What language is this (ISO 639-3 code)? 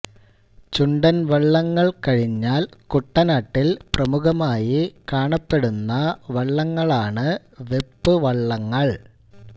mal